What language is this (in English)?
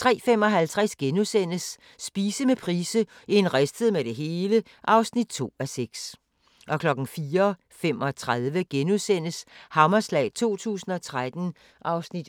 Danish